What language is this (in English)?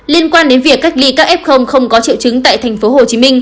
Vietnamese